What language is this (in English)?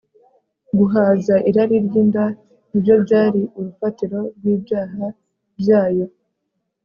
Kinyarwanda